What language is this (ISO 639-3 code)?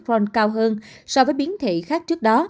vie